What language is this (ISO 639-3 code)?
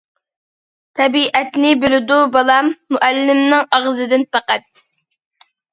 uig